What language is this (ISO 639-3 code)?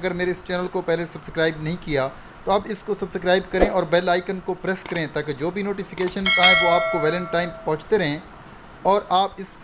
hin